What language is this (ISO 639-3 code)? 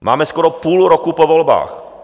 ces